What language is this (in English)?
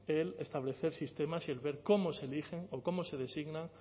Spanish